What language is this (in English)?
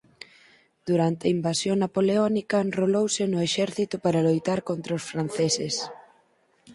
Galician